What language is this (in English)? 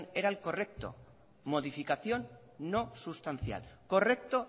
Spanish